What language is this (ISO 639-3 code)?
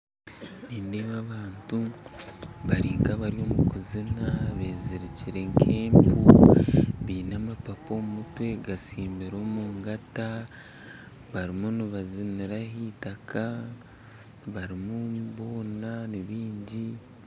nyn